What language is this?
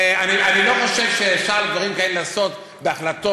Hebrew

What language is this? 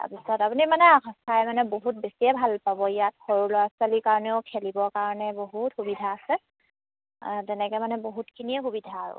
Assamese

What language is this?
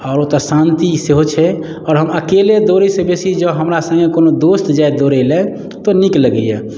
Maithili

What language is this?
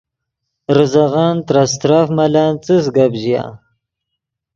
Yidgha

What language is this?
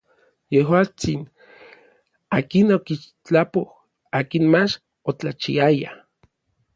Orizaba Nahuatl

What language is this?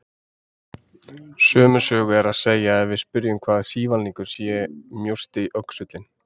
Icelandic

